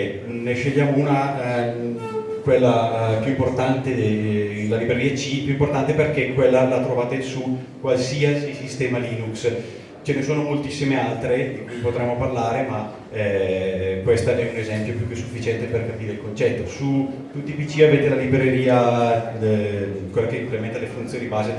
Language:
Italian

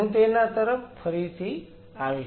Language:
Gujarati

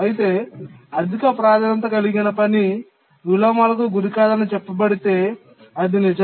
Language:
Telugu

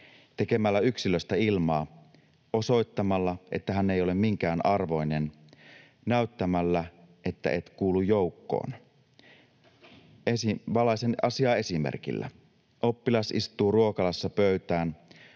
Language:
Finnish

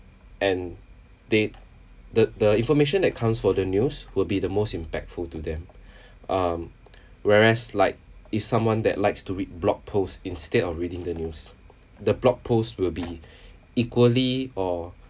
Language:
English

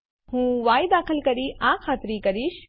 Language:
Gujarati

